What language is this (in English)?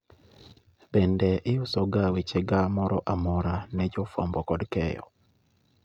Luo (Kenya and Tanzania)